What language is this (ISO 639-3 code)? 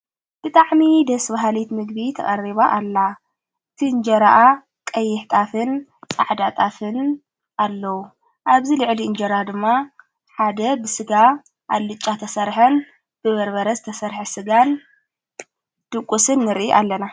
tir